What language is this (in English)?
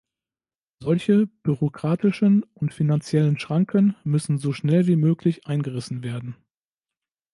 German